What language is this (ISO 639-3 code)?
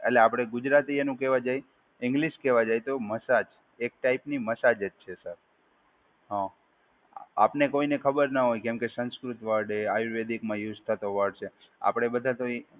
guj